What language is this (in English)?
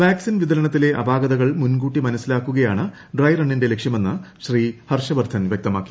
Malayalam